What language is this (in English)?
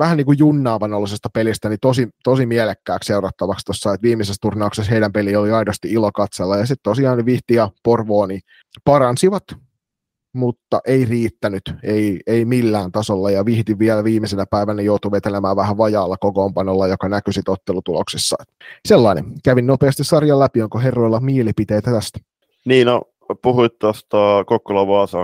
Finnish